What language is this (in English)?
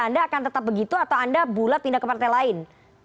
Indonesian